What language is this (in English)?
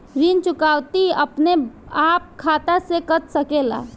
Bhojpuri